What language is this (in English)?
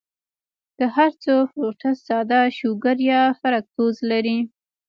Pashto